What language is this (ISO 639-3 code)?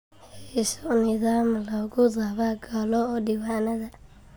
som